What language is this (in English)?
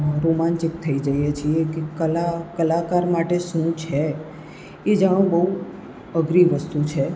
Gujarati